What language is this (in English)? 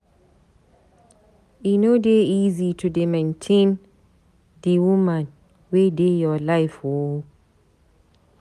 Nigerian Pidgin